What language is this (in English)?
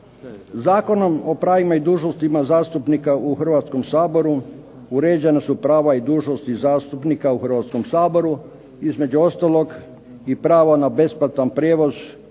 Croatian